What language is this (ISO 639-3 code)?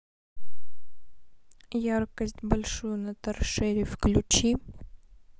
rus